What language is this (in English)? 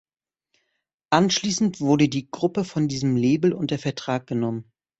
German